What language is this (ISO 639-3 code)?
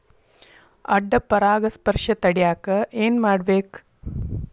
kan